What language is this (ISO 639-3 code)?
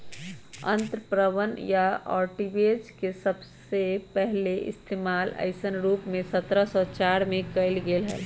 mag